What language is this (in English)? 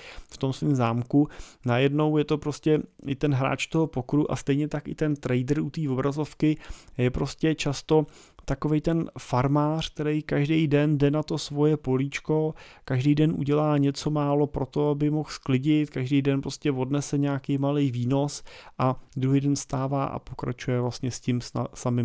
Czech